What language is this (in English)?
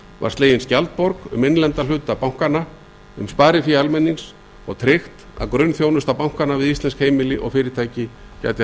Icelandic